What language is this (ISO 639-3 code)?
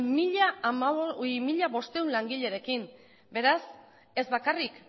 eus